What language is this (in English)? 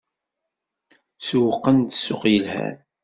Kabyle